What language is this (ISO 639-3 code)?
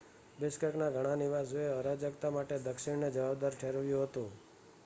guj